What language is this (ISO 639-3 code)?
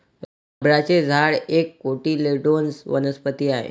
mar